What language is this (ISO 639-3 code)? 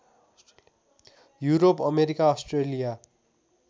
nep